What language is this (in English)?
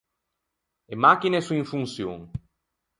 Ligurian